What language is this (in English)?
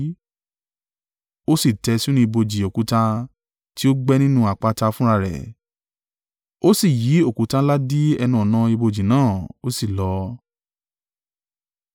Yoruba